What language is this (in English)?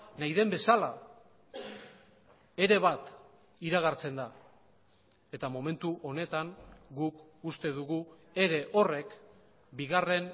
Basque